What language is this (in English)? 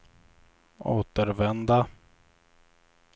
Swedish